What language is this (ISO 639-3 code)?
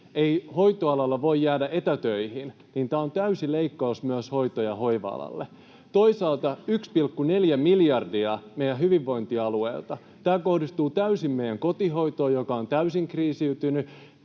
fin